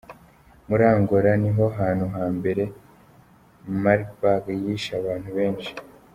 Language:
Kinyarwanda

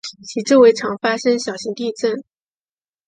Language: Chinese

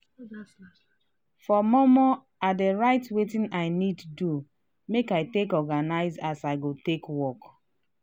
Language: Nigerian Pidgin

